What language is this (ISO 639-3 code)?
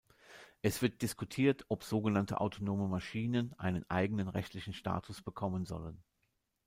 deu